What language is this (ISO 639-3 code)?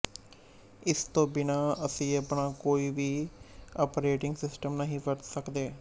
pan